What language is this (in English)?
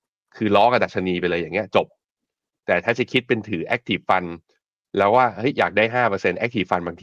Thai